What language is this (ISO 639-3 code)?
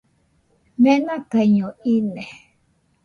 hux